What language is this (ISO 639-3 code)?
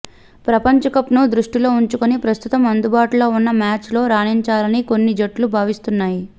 tel